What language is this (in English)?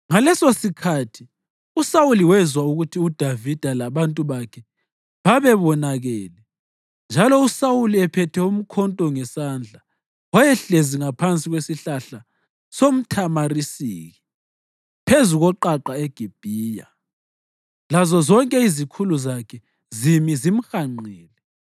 North Ndebele